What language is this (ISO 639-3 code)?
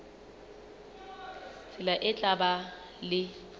sot